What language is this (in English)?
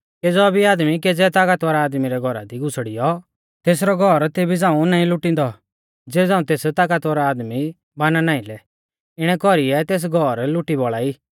Mahasu Pahari